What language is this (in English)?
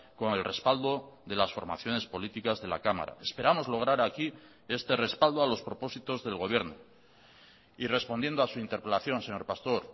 Spanish